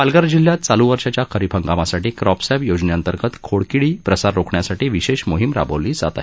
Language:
Marathi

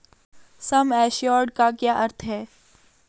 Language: Hindi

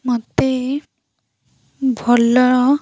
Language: Odia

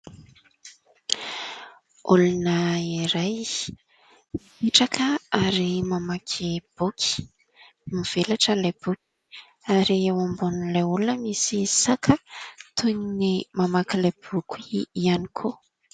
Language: Malagasy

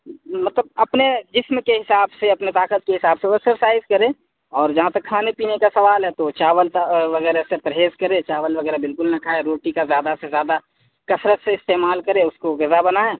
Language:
Urdu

